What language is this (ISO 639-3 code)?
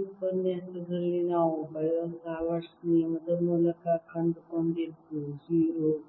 kan